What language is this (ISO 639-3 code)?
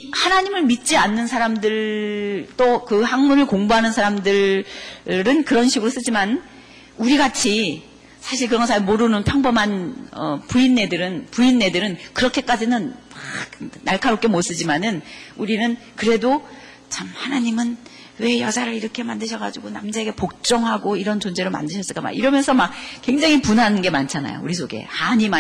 kor